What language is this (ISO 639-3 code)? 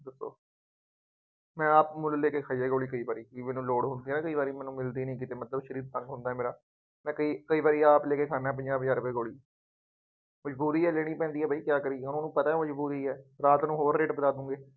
pan